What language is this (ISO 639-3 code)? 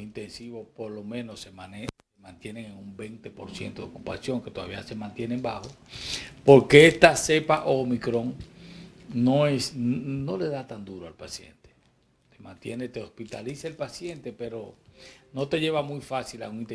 spa